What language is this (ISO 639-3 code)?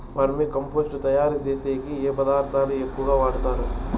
tel